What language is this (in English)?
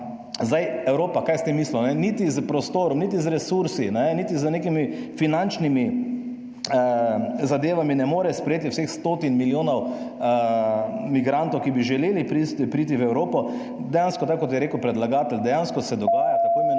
Slovenian